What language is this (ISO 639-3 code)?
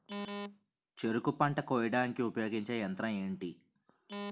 tel